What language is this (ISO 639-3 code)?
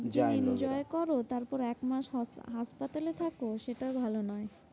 ben